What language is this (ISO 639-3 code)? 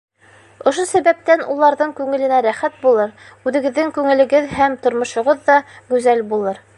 bak